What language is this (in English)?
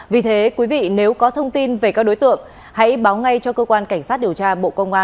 Vietnamese